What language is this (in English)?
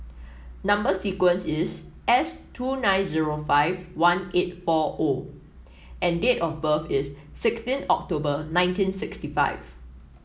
English